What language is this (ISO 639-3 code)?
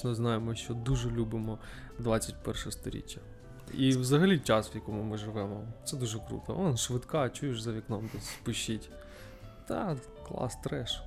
ukr